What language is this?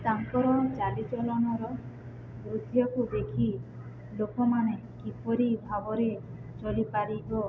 Odia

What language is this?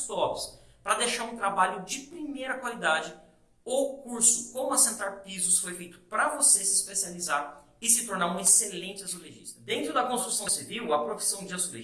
Portuguese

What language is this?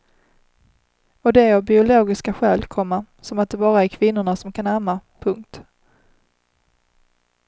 Swedish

